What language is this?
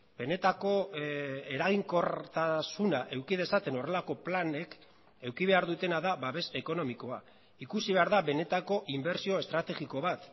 Basque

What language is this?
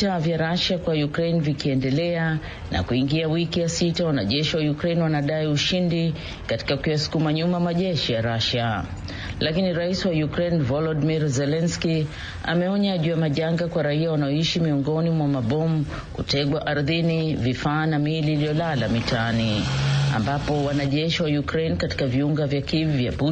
Swahili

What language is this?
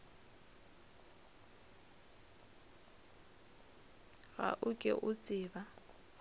Northern Sotho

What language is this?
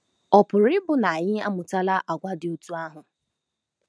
Igbo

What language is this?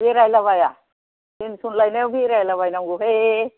Bodo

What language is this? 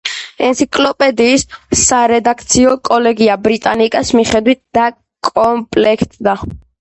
Georgian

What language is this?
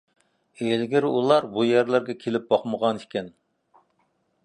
Uyghur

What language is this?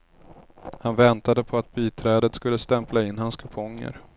Swedish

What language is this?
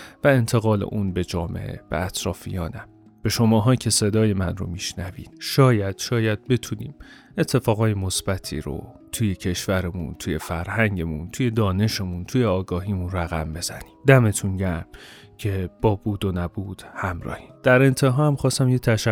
Persian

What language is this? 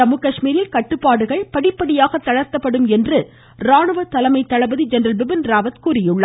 Tamil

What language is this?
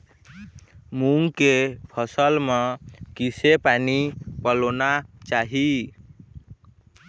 Chhattisgarhi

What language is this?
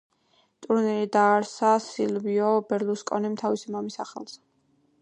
Georgian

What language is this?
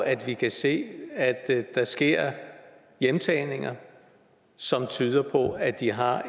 Danish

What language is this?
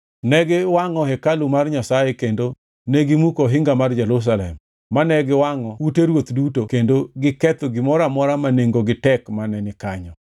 Luo (Kenya and Tanzania)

